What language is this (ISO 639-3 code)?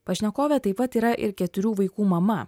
lit